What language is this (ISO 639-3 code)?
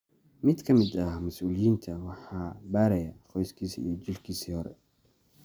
som